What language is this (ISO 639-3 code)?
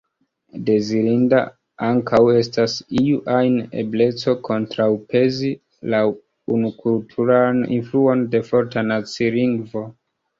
epo